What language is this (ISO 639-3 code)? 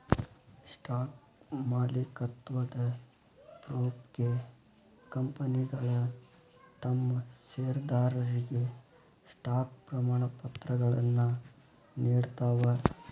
kan